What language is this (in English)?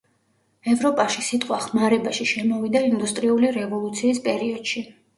Georgian